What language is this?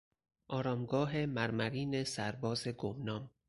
Persian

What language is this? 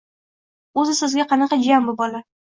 Uzbek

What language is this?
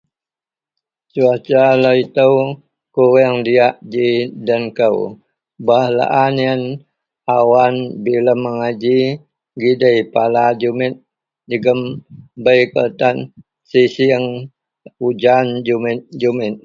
Central Melanau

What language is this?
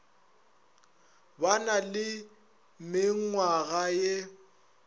Northern Sotho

